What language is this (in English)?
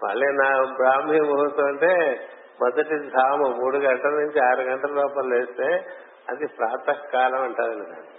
Telugu